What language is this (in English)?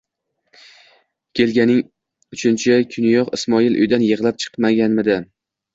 Uzbek